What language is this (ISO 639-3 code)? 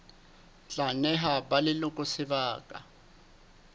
sot